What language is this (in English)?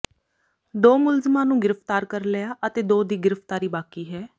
Punjabi